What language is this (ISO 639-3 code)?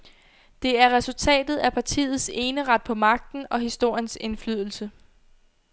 dan